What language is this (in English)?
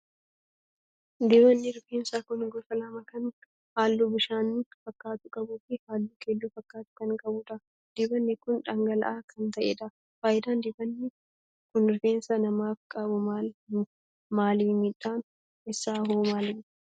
Oromo